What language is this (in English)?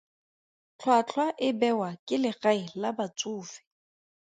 Tswana